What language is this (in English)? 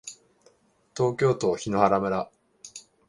Japanese